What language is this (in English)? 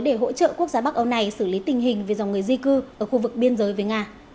Vietnamese